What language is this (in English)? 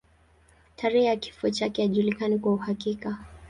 Swahili